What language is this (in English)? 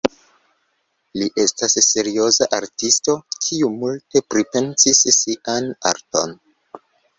Esperanto